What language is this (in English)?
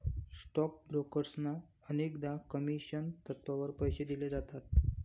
Marathi